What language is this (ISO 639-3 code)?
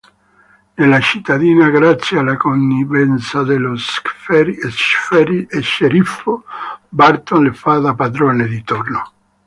ita